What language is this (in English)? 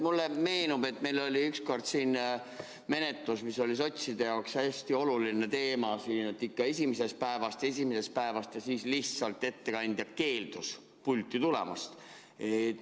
Estonian